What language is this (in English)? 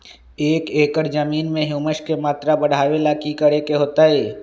Magahi